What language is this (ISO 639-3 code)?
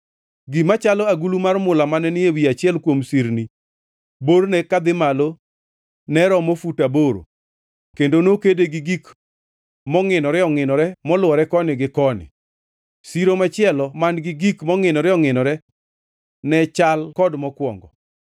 luo